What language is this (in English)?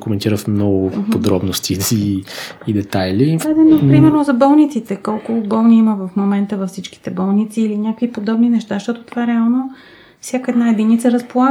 Bulgarian